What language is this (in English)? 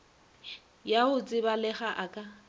Northern Sotho